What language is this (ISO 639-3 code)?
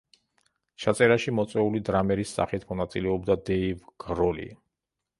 kat